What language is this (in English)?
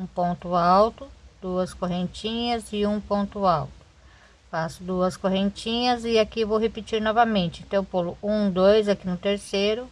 Portuguese